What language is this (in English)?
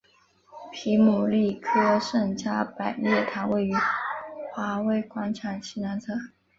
Chinese